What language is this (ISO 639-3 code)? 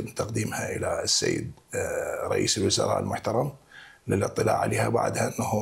ara